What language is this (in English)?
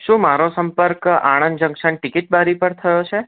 Gujarati